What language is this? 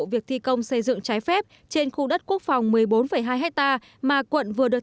Vietnamese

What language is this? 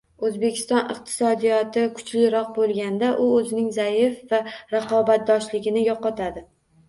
Uzbek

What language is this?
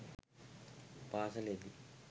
Sinhala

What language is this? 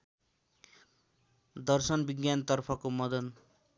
Nepali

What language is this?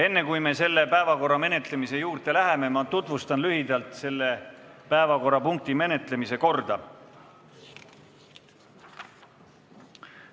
Estonian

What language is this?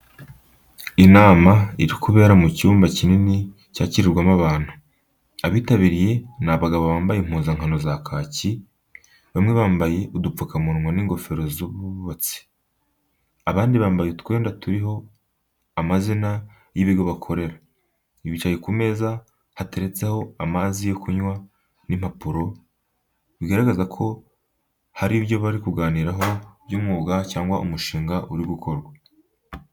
Kinyarwanda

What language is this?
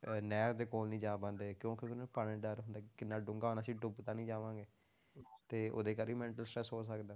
Punjabi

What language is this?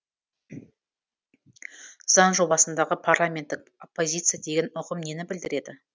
Kazakh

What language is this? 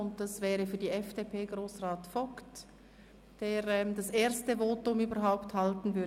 Swiss German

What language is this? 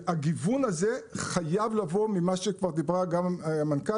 Hebrew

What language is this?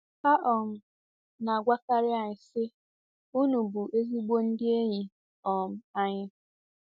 Igbo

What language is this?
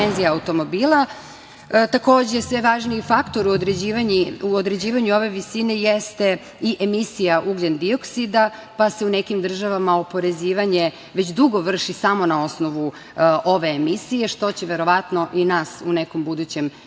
Serbian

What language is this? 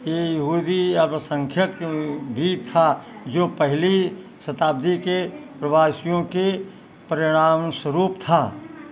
Hindi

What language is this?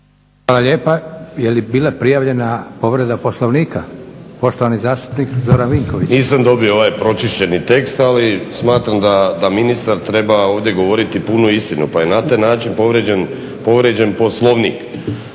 Croatian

